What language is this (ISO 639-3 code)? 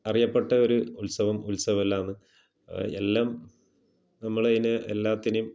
mal